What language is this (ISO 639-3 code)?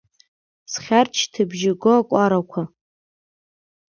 abk